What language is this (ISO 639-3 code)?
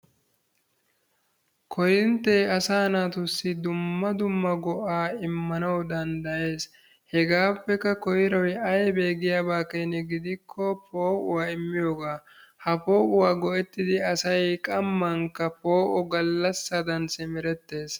wal